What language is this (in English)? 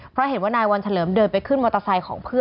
Thai